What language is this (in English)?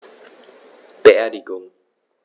German